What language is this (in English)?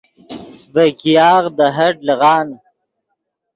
Yidgha